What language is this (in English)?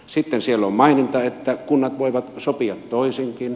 Finnish